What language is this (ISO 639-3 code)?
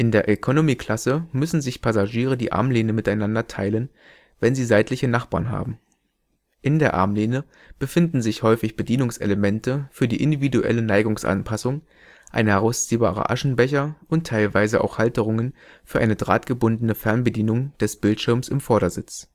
deu